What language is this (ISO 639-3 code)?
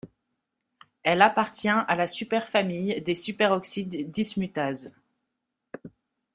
fra